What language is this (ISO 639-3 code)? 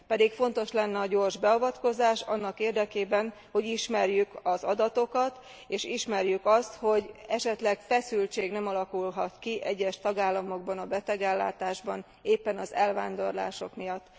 hun